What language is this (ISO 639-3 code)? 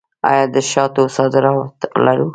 pus